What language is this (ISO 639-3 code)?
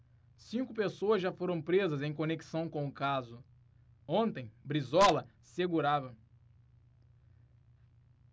por